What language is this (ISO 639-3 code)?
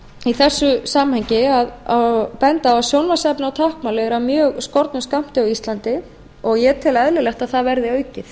isl